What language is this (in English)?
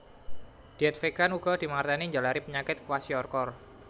Javanese